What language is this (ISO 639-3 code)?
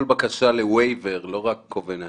heb